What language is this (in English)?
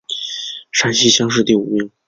Chinese